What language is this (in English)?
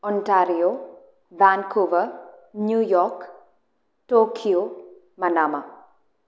Malayalam